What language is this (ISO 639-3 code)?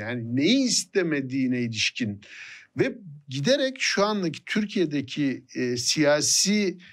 tur